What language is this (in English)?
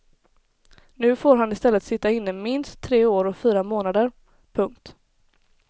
Swedish